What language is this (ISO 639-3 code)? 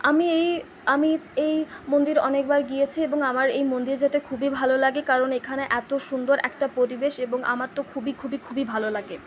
ben